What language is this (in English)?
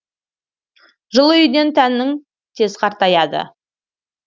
Kazakh